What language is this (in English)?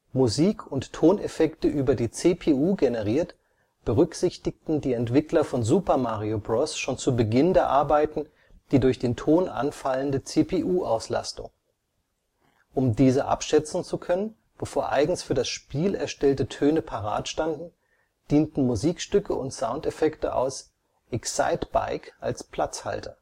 German